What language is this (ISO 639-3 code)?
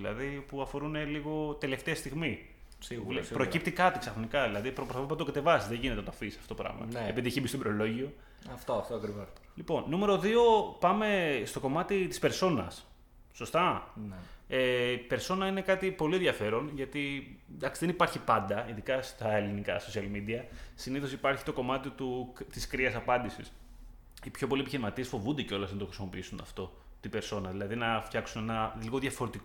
ell